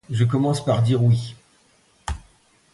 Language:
French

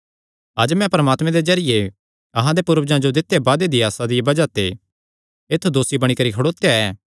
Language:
Kangri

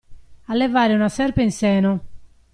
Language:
Italian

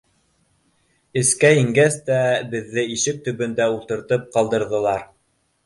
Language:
Bashkir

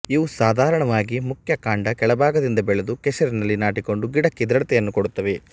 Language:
Kannada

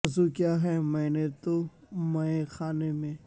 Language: Urdu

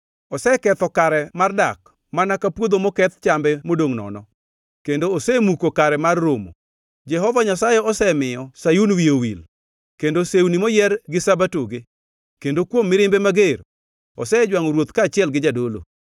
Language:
Luo (Kenya and Tanzania)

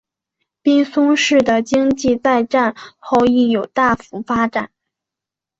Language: Chinese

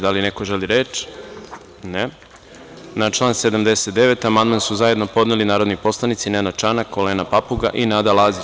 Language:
Serbian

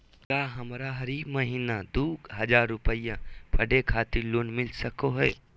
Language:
Magahi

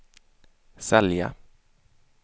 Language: Swedish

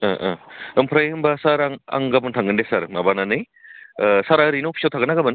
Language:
Bodo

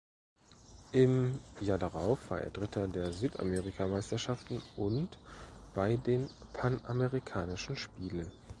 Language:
German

